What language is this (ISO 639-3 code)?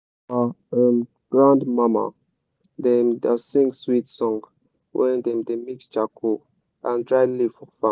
pcm